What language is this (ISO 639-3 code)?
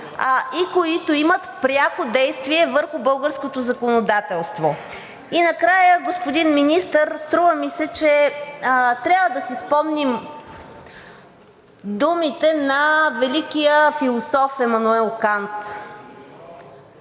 bul